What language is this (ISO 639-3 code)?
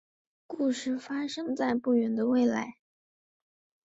zho